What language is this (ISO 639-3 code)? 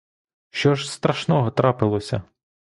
ukr